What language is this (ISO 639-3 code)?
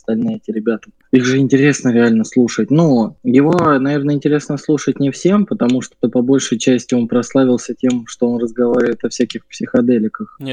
rus